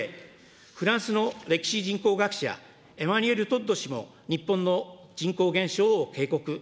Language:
Japanese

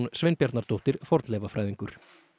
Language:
Icelandic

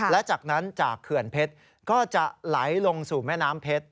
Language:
Thai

